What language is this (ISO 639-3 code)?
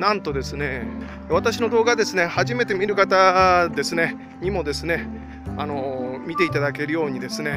jpn